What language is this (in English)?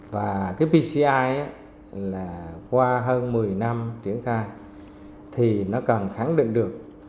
Vietnamese